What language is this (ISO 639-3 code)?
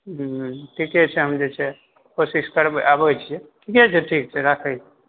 mai